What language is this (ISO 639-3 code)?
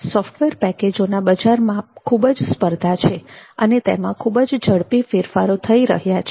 guj